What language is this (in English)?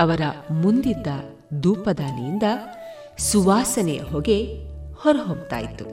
Kannada